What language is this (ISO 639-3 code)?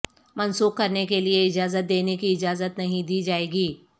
urd